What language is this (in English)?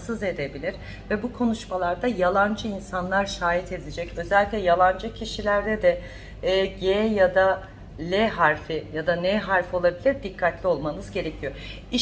Turkish